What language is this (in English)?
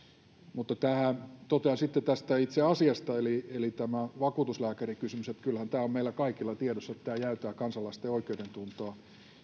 Finnish